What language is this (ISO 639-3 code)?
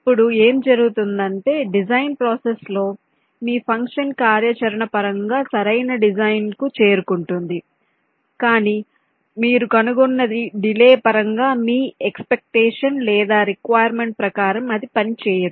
tel